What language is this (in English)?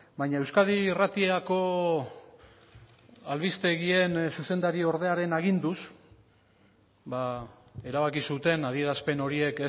Basque